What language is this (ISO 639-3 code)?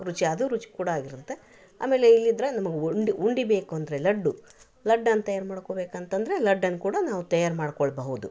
kan